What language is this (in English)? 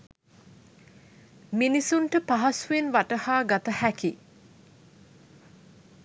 Sinhala